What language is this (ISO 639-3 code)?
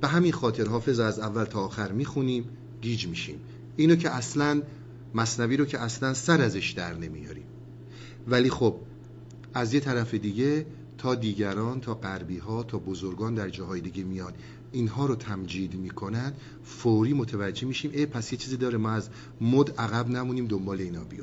fas